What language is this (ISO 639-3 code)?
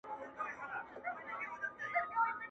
pus